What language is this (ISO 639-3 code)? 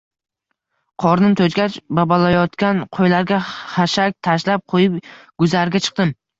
uzb